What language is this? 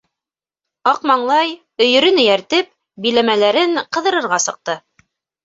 Bashkir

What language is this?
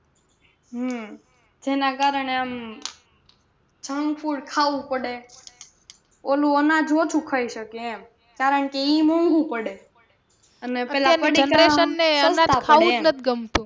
Gujarati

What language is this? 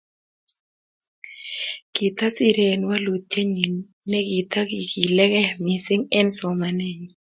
Kalenjin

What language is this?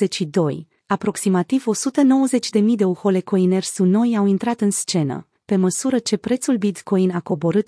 Romanian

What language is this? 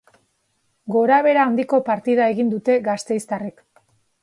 Basque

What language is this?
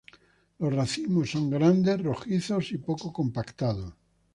Spanish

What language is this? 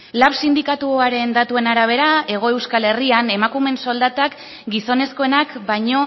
Basque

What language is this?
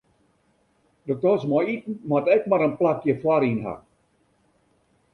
Western Frisian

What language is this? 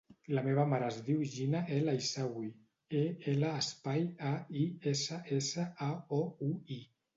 Catalan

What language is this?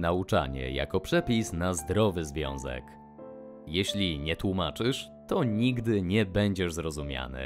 Polish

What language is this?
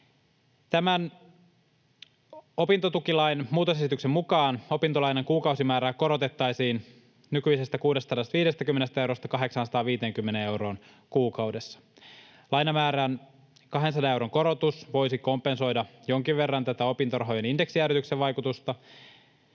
Finnish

